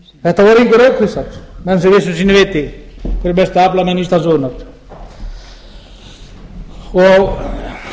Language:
Icelandic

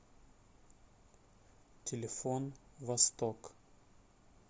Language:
Russian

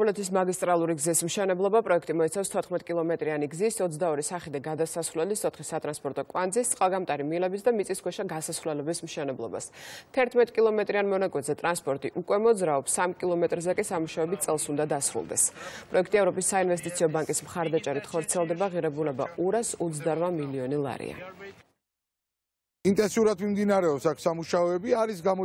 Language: Romanian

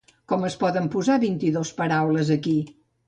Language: Catalan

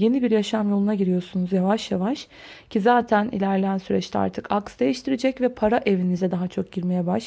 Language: Turkish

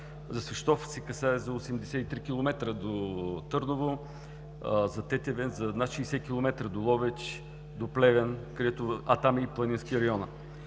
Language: Bulgarian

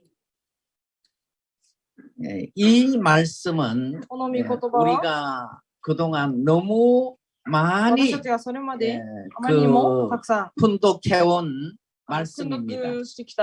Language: Korean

